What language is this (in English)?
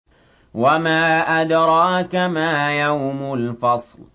Arabic